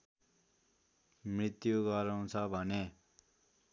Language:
Nepali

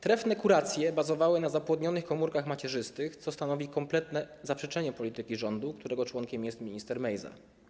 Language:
Polish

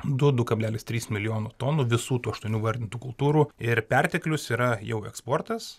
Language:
Lithuanian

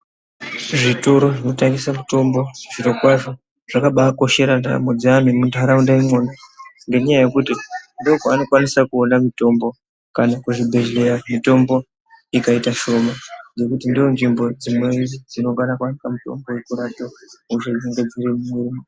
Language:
Ndau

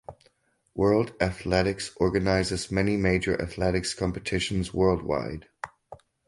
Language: English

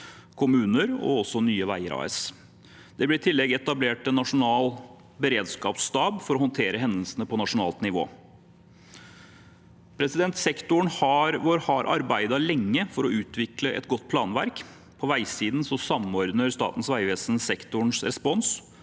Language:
Norwegian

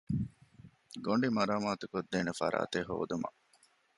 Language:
Divehi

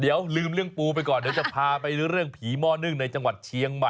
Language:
Thai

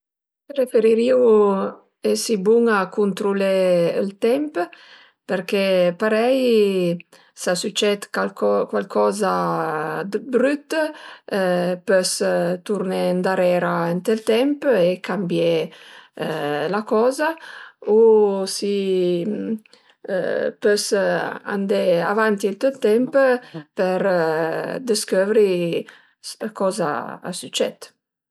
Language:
Piedmontese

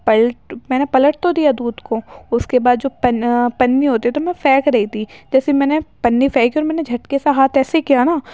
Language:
Urdu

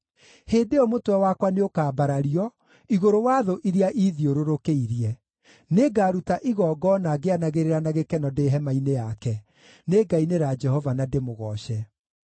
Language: Kikuyu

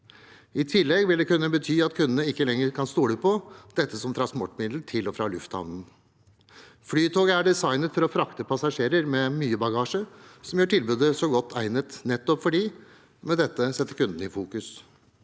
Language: Norwegian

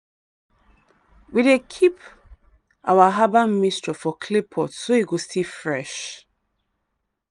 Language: Nigerian Pidgin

